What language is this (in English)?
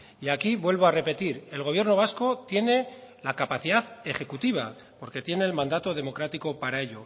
Spanish